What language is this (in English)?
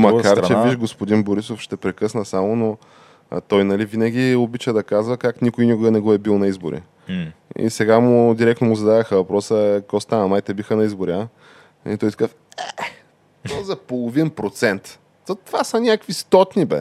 Bulgarian